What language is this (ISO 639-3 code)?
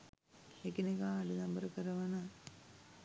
sin